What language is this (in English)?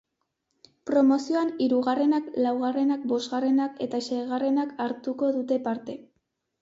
Basque